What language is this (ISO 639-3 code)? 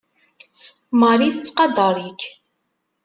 kab